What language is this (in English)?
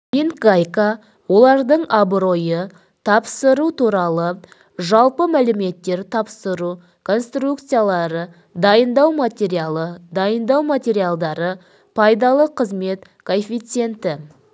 Kazakh